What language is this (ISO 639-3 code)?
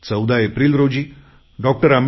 mar